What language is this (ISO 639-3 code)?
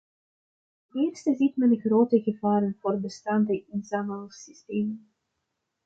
nld